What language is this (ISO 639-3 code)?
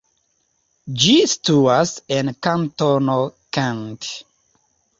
epo